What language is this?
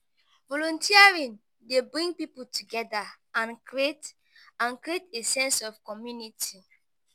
Nigerian Pidgin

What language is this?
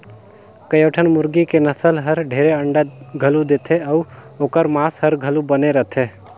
Chhattisgarhi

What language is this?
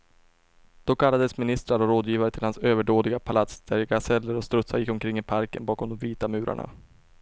Swedish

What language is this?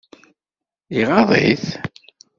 Kabyle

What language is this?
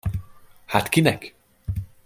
Hungarian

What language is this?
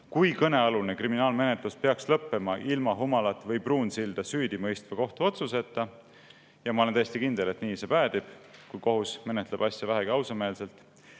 Estonian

